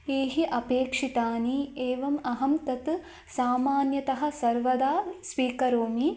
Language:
Sanskrit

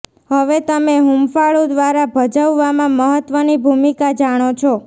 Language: Gujarati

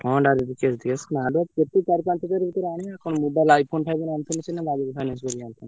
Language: Odia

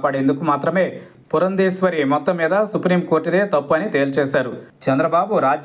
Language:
Telugu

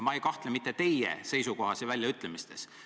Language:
Estonian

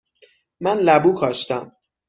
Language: Persian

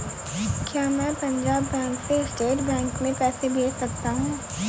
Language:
Hindi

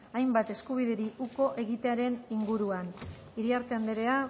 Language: Basque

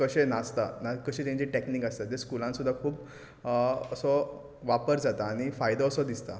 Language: Konkani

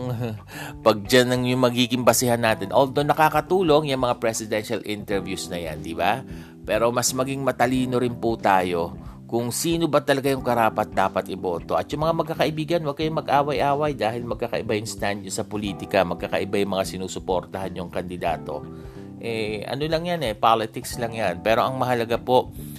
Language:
Filipino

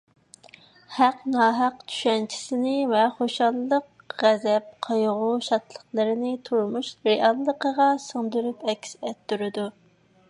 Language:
Uyghur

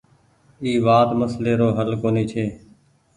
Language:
Goaria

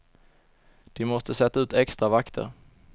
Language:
Swedish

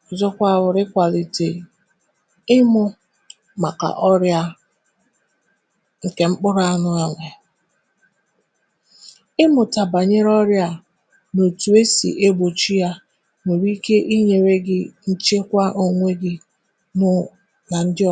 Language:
Igbo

